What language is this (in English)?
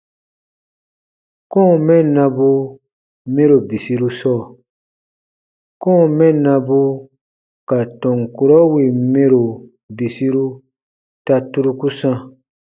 Baatonum